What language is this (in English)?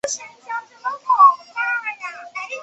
Chinese